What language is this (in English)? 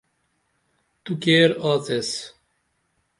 Dameli